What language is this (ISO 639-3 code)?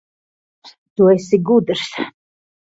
lav